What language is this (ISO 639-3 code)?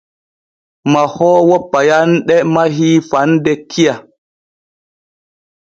fue